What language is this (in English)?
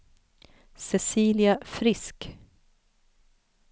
Swedish